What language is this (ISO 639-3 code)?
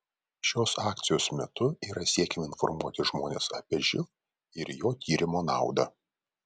lit